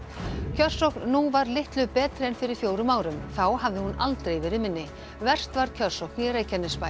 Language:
Icelandic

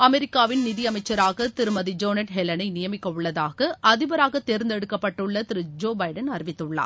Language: Tamil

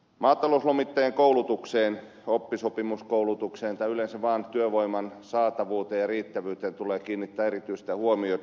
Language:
Finnish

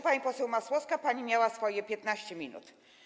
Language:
Polish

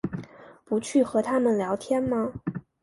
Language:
Chinese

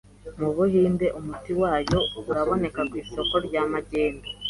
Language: Kinyarwanda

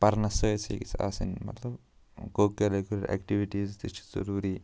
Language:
Kashmiri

